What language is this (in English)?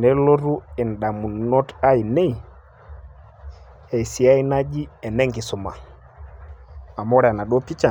Masai